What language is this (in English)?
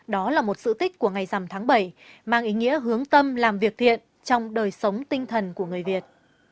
Vietnamese